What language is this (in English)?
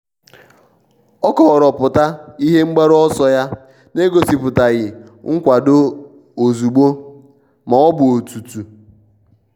Igbo